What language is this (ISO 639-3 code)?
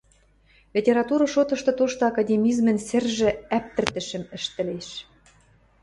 mrj